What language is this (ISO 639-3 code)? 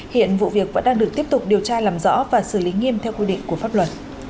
vie